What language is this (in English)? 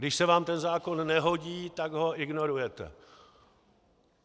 Czech